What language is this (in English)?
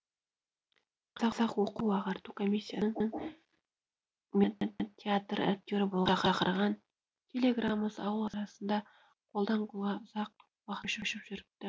Kazakh